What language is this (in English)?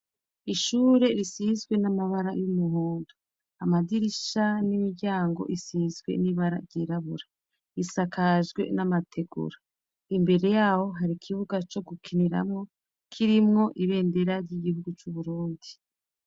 Rundi